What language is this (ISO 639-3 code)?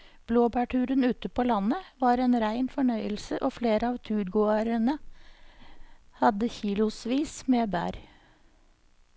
nor